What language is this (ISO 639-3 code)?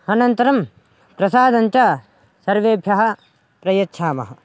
san